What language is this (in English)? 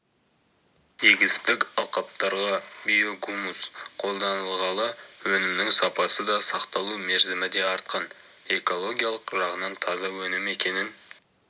Kazakh